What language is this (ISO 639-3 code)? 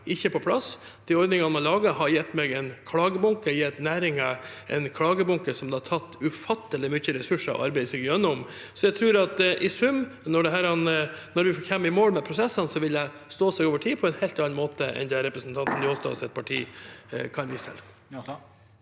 nor